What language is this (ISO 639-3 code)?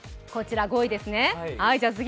jpn